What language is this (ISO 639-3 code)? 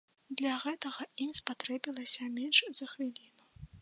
bel